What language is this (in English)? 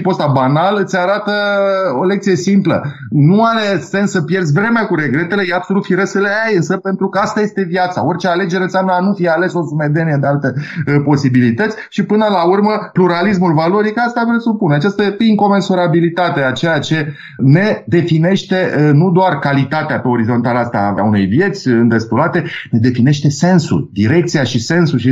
Romanian